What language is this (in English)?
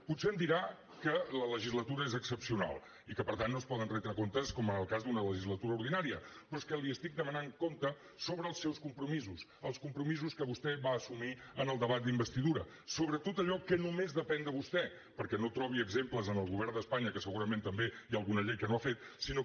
Catalan